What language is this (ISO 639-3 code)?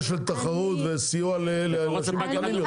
heb